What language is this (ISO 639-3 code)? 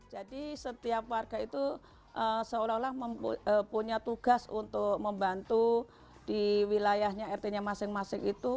ind